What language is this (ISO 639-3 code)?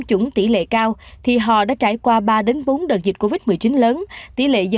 vie